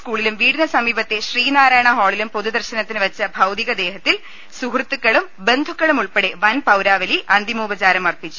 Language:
Malayalam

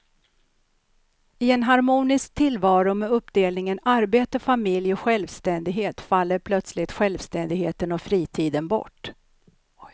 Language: Swedish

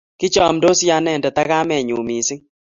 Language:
Kalenjin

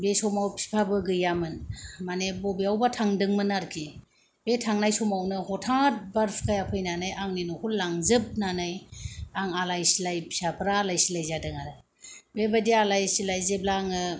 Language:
Bodo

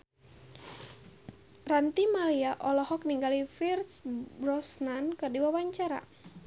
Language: Sundanese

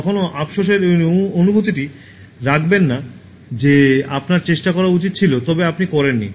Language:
Bangla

